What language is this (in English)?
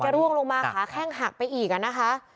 Thai